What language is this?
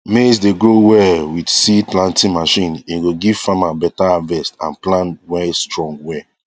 Nigerian Pidgin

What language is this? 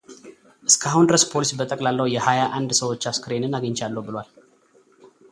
Amharic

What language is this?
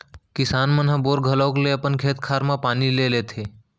Chhattisgarhi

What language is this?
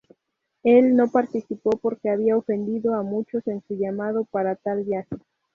Spanish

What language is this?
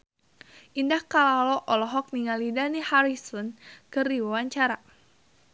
Sundanese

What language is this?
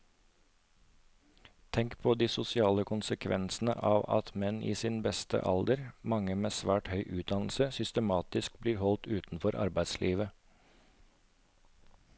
Norwegian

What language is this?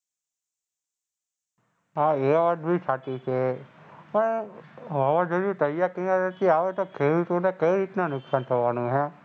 Gujarati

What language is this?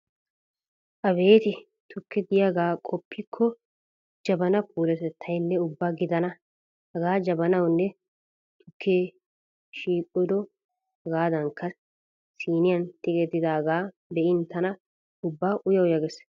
Wolaytta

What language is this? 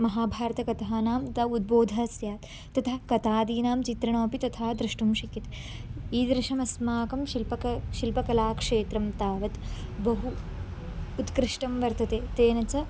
Sanskrit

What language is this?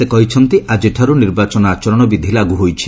Odia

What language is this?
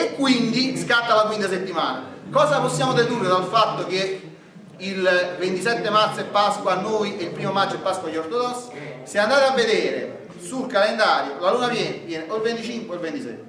Italian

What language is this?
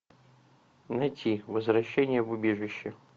Russian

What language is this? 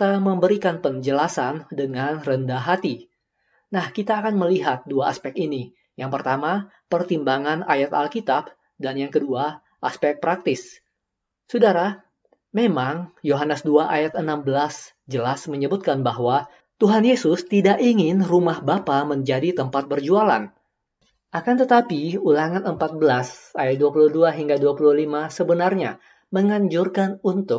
Indonesian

